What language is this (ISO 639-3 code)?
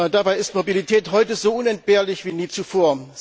deu